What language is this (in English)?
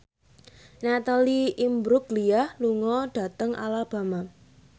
Javanese